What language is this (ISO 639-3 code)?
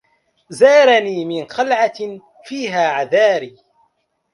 ara